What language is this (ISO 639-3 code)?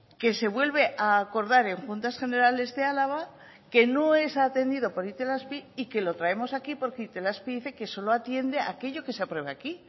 spa